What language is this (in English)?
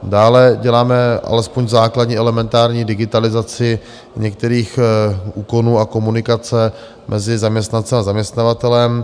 Czech